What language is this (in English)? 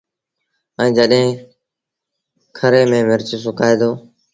Sindhi Bhil